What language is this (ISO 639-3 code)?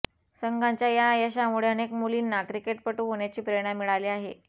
mar